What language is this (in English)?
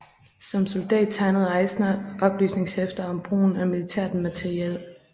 Danish